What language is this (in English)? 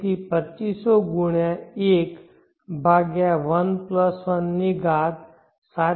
Gujarati